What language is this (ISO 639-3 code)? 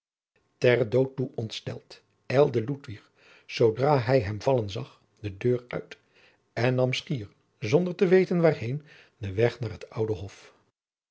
nld